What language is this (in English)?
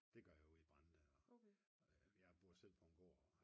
Danish